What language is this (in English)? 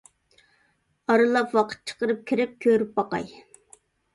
Uyghur